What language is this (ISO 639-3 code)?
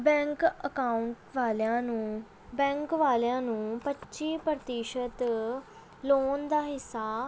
pan